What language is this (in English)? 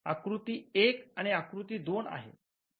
Marathi